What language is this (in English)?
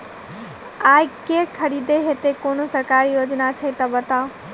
Maithili